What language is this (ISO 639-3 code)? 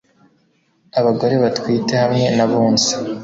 kin